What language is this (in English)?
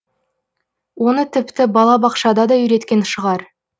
Kazakh